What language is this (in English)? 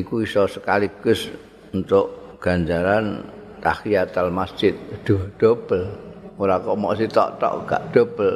Indonesian